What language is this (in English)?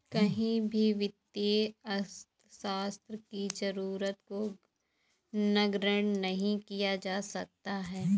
Hindi